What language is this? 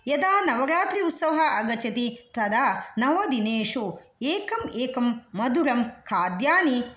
Sanskrit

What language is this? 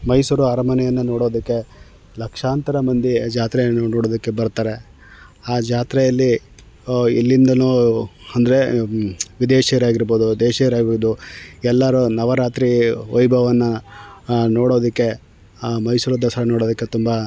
Kannada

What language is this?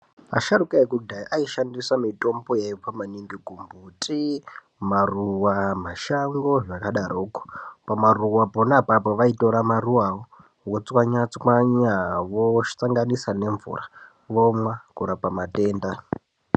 Ndau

